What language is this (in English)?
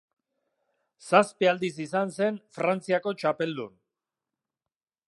Basque